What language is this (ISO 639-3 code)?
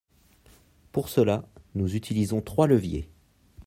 fra